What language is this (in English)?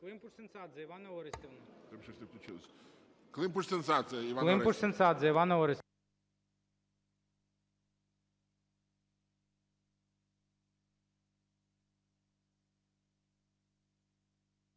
Ukrainian